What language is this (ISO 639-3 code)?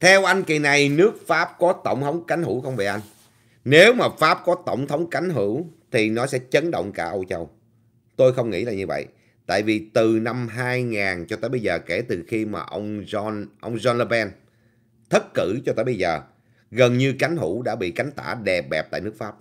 vie